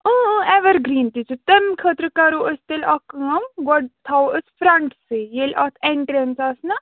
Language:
Kashmiri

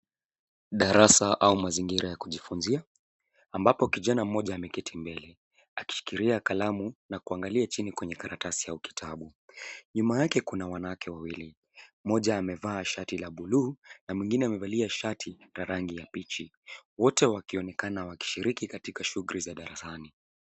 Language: Swahili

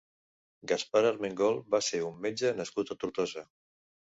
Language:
Catalan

